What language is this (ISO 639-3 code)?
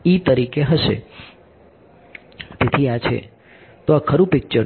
guj